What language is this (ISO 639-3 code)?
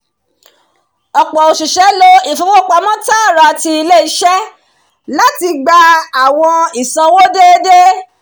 yor